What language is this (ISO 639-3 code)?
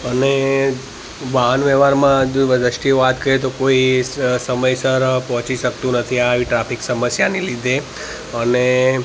guj